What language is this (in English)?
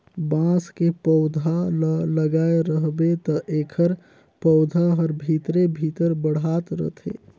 Chhattisgarhi